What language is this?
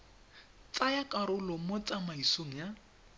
Tswana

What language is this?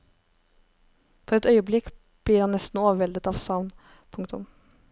Norwegian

